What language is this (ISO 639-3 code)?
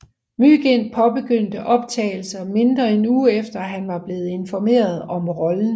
dan